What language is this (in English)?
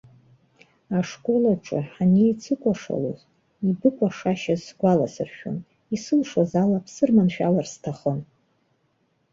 Abkhazian